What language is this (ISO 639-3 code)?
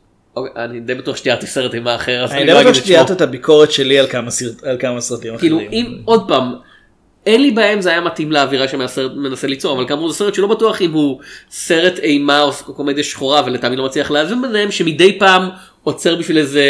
heb